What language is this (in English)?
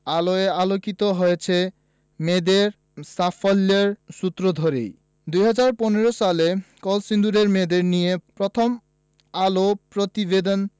Bangla